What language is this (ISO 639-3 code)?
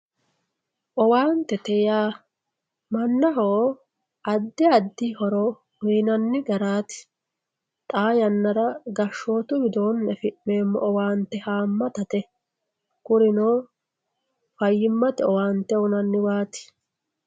sid